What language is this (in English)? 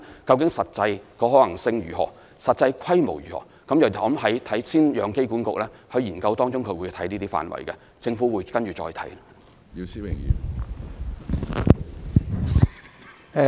Cantonese